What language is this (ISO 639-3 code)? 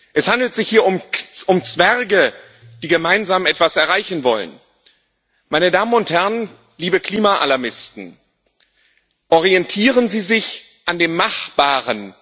deu